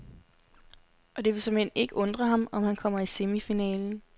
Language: Danish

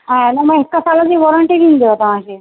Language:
Sindhi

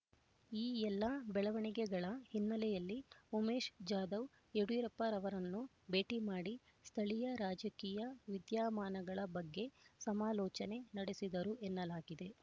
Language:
Kannada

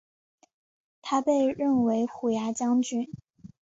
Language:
Chinese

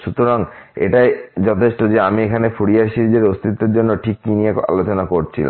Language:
Bangla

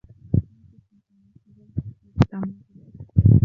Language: Arabic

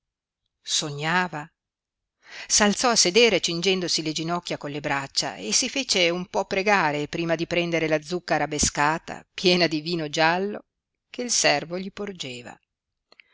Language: Italian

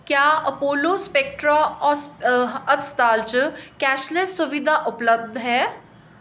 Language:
Dogri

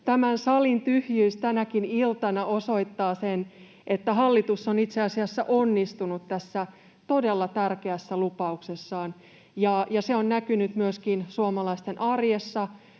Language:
Finnish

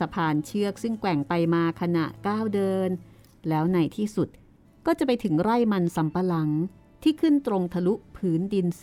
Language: Thai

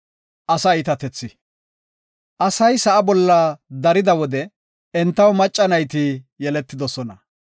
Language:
Gofa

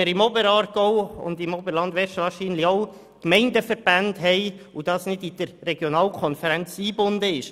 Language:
Swiss German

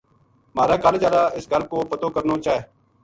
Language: Gujari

